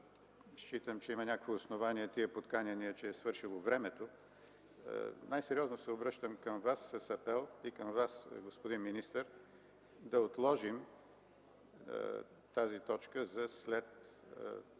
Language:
Bulgarian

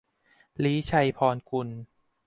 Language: Thai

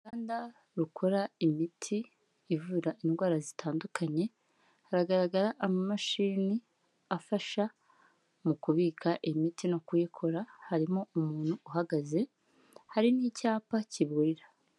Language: Kinyarwanda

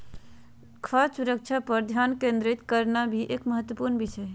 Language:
Magahi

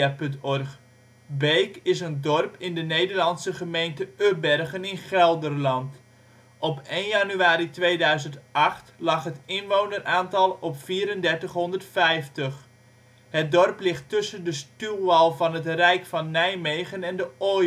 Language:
Dutch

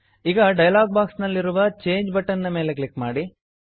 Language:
Kannada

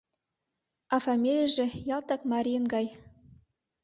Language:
Mari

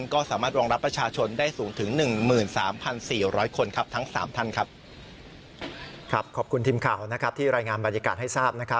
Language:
Thai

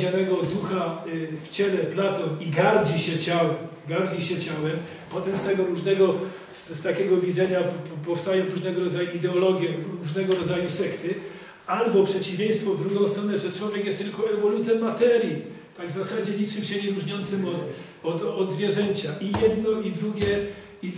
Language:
Polish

